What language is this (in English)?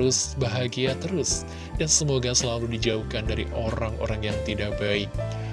Indonesian